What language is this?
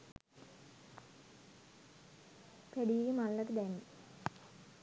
Sinhala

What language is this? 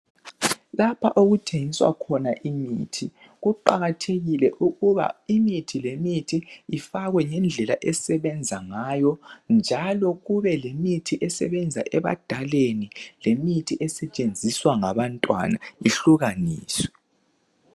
North Ndebele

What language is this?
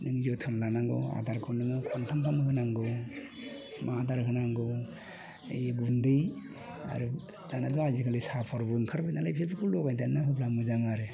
Bodo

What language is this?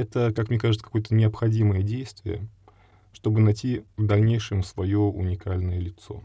Russian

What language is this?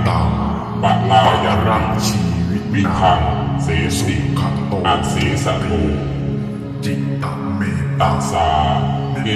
Thai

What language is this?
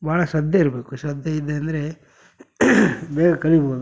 Kannada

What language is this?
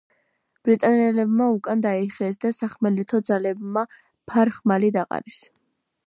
Georgian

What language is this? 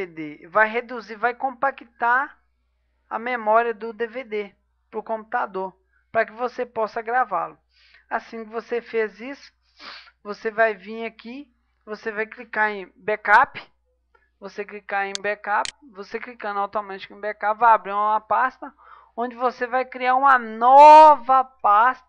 Portuguese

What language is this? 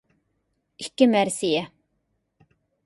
Uyghur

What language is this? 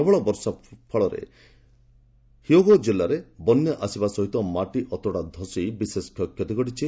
Odia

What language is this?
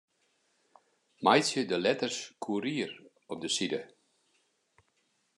Western Frisian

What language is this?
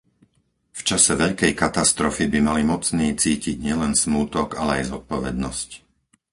Slovak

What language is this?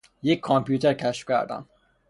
Persian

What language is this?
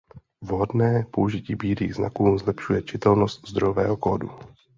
Czech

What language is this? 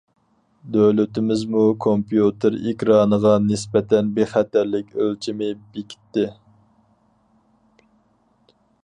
Uyghur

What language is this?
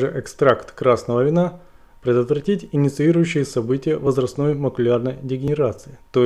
Russian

